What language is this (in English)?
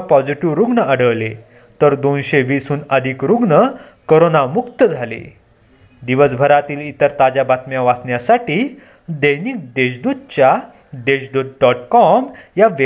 Marathi